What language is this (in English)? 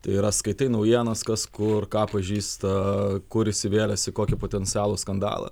Lithuanian